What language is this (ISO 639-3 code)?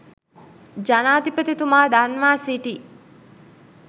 sin